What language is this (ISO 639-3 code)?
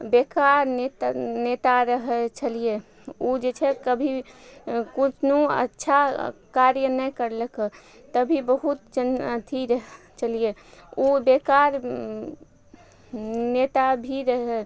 mai